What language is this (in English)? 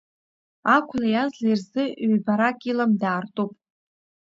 Abkhazian